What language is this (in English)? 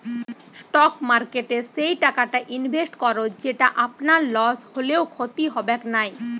Bangla